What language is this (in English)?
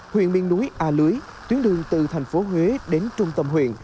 Vietnamese